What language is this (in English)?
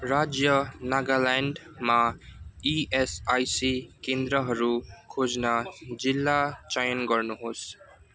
Nepali